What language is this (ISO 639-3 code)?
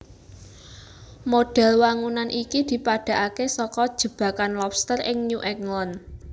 jav